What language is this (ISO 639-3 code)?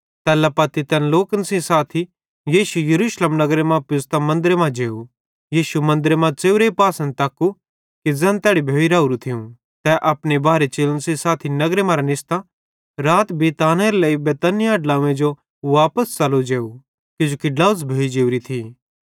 bhd